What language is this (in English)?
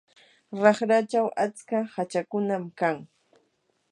Yanahuanca Pasco Quechua